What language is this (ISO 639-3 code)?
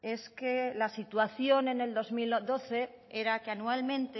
spa